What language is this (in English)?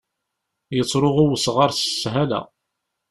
Kabyle